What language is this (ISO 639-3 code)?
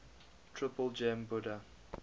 eng